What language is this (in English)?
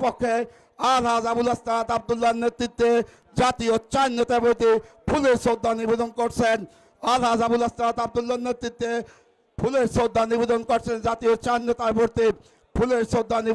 Turkish